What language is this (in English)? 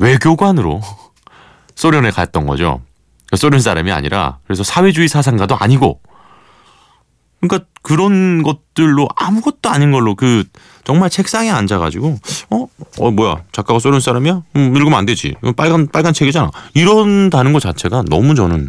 Korean